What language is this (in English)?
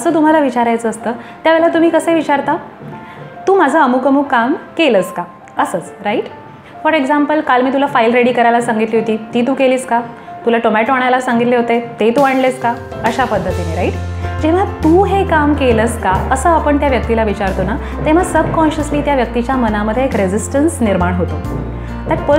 Hindi